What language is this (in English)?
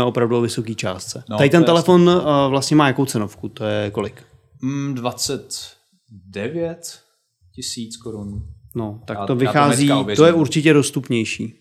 Czech